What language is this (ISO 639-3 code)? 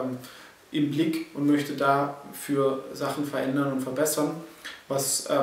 deu